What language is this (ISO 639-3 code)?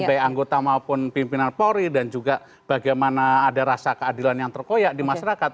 ind